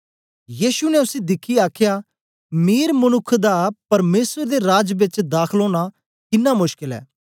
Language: Dogri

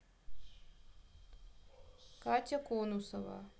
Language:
Russian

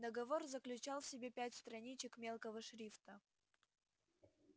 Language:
Russian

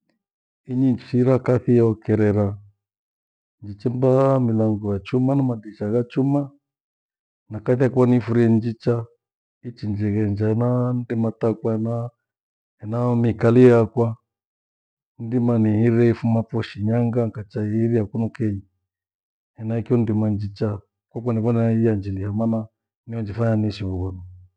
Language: Gweno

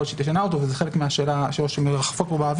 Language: Hebrew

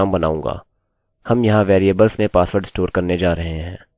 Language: Hindi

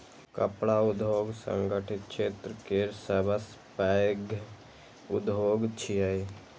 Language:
Maithili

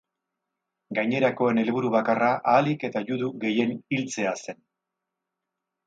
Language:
Basque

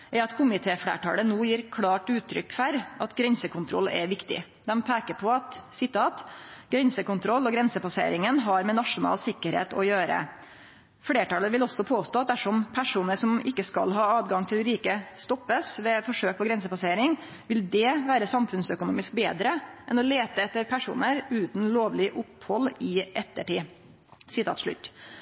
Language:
Norwegian Nynorsk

